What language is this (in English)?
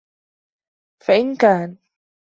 Arabic